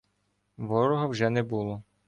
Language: Ukrainian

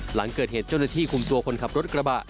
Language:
Thai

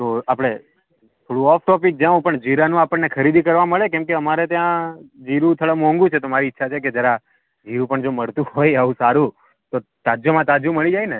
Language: Gujarati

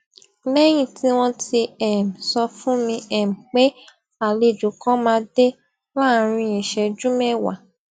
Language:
Yoruba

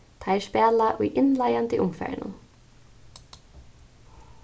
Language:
Faroese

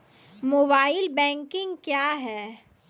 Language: Maithili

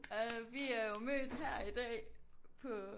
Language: Danish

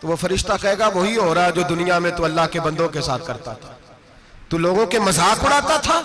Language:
Ganda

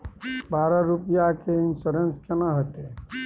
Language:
Maithili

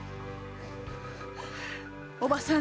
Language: Japanese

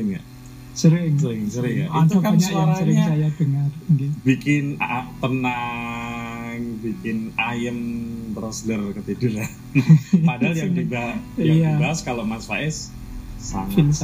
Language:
Indonesian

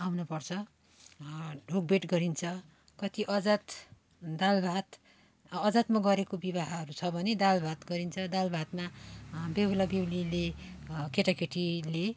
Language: Nepali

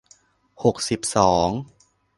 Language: Thai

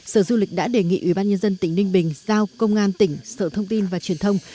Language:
Vietnamese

